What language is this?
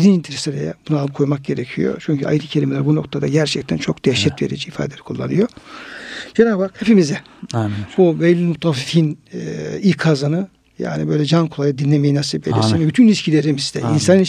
Turkish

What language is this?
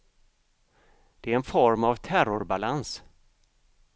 Swedish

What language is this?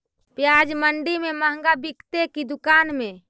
Magahi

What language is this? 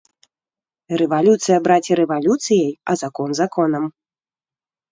Belarusian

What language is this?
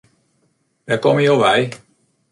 Western Frisian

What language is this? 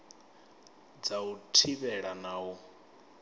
Venda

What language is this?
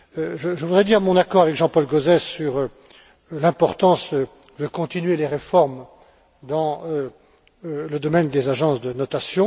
French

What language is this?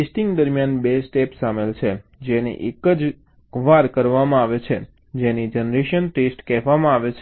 Gujarati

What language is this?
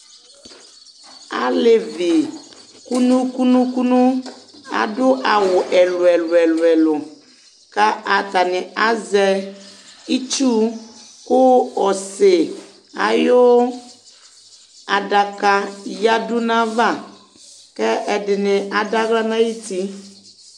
Ikposo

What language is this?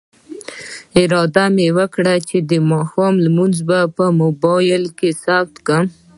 Pashto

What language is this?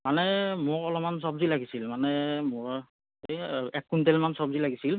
Assamese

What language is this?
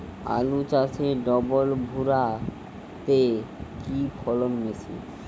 Bangla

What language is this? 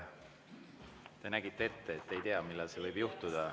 Estonian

